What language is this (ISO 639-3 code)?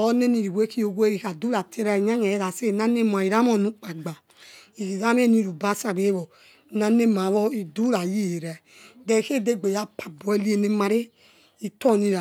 ets